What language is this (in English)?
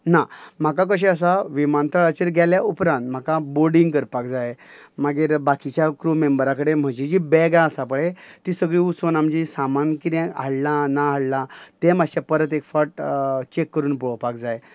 Konkani